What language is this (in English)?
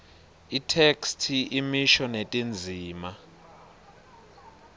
Swati